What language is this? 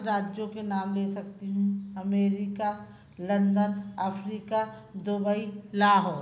Hindi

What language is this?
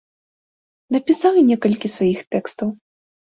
Belarusian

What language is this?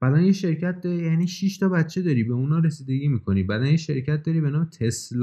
Persian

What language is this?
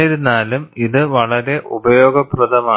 Malayalam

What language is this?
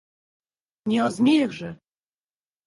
Russian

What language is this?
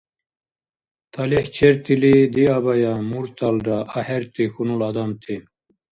Dargwa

